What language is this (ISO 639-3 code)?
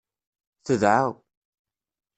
kab